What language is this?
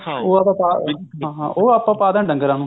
Punjabi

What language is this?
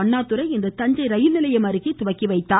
Tamil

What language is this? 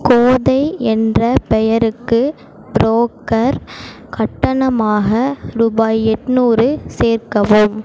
Tamil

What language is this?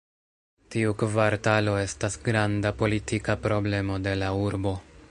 Esperanto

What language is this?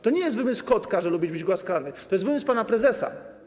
Polish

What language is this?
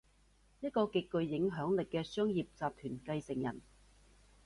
Cantonese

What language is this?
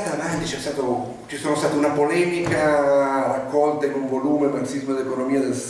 Italian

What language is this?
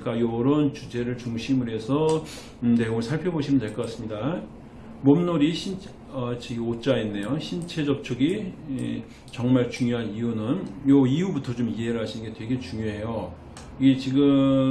Korean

